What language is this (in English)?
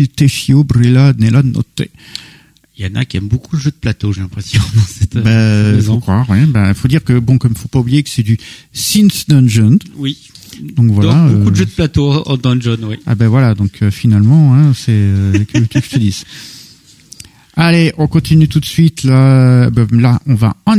French